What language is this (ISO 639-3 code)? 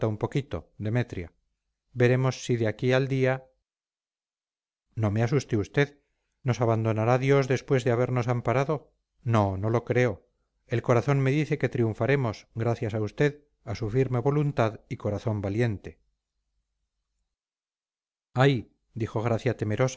spa